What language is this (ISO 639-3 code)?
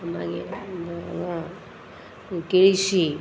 kok